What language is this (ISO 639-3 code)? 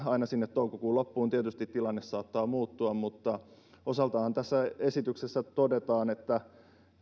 fin